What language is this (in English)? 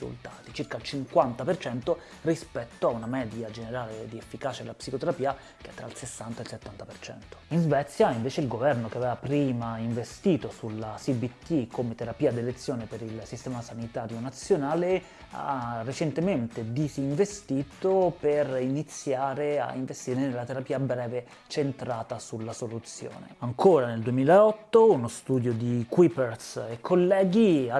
Italian